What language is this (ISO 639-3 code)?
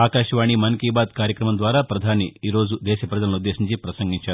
tel